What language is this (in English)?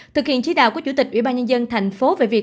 Vietnamese